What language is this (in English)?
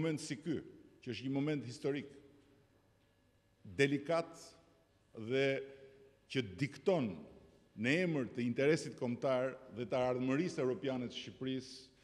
Greek